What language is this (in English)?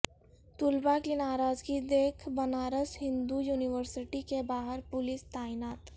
Urdu